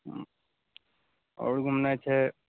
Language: Maithili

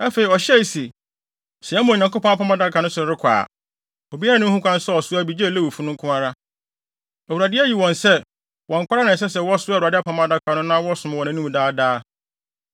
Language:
Akan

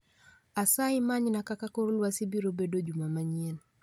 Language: Luo (Kenya and Tanzania)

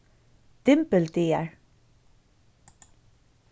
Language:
Faroese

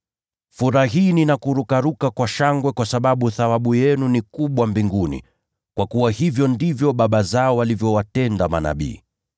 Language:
Swahili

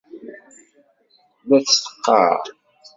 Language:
Kabyle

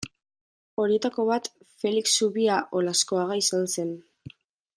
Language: Basque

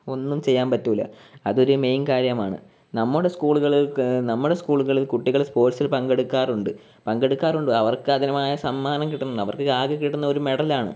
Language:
Malayalam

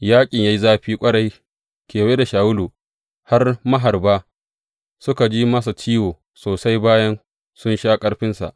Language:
Hausa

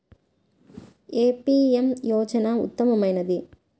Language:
Telugu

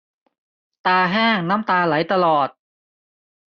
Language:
Thai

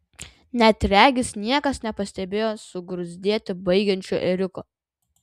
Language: Lithuanian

